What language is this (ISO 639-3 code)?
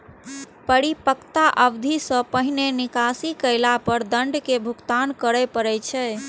mai